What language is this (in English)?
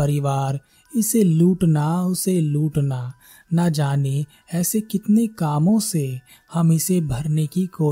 Hindi